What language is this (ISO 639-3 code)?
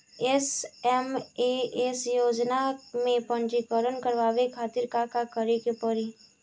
bho